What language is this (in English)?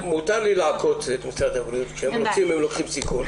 Hebrew